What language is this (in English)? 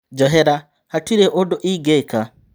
Kikuyu